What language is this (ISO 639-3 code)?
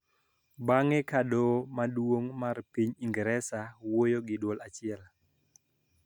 luo